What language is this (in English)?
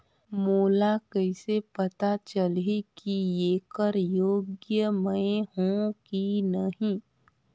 Chhattisgarhi